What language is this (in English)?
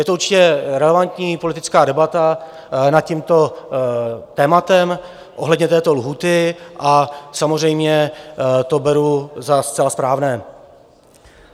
Czech